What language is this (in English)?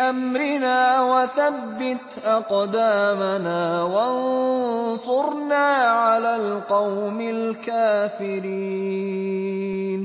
Arabic